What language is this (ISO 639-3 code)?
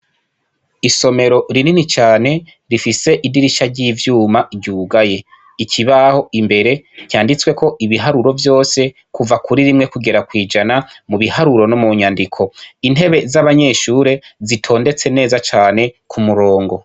run